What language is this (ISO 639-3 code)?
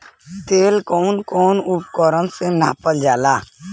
bho